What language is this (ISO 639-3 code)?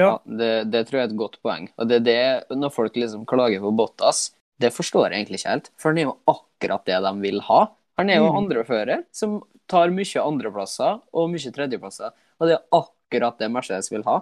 dan